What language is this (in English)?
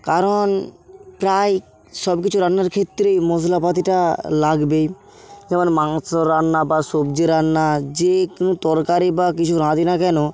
Bangla